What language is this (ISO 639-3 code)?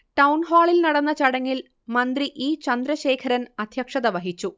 mal